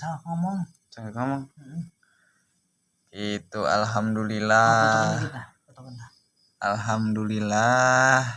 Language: Indonesian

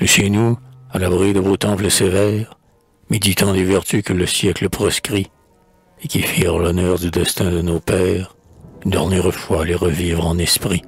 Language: French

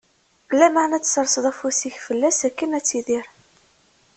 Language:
Kabyle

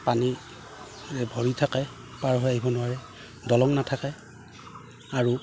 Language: Assamese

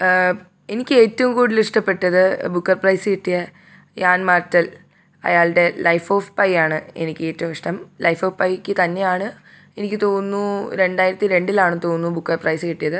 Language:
Malayalam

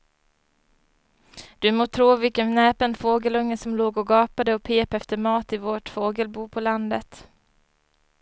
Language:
Swedish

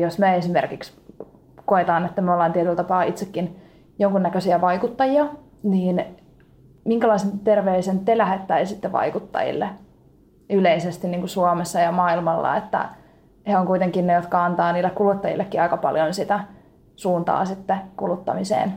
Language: Finnish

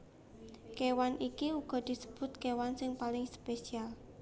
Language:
Javanese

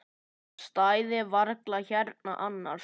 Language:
Icelandic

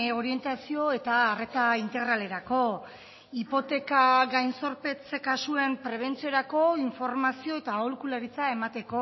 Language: Basque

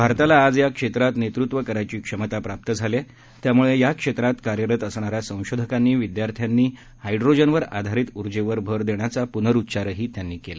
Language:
Marathi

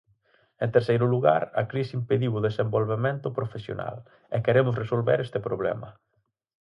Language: Galician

